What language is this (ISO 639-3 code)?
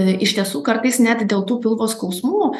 lit